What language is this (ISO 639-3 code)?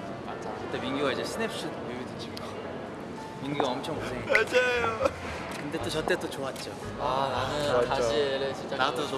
kor